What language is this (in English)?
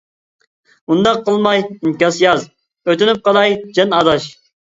Uyghur